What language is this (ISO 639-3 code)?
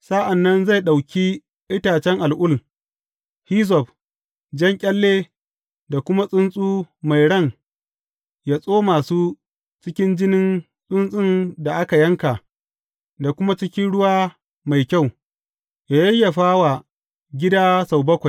hau